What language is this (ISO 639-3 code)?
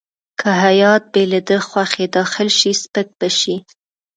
pus